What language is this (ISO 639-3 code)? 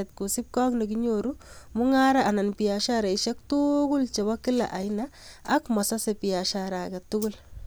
kln